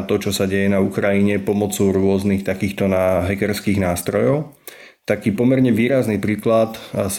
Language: Slovak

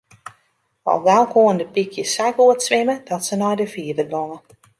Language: Western Frisian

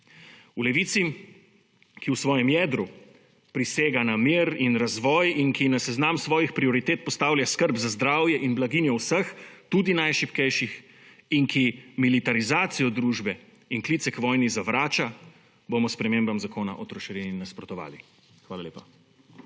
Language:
Slovenian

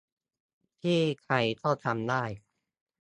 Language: Thai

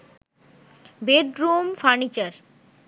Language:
Bangla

